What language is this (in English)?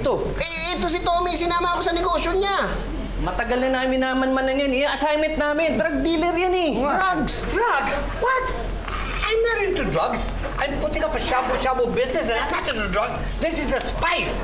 Filipino